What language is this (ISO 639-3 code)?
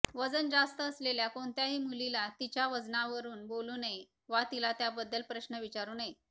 mar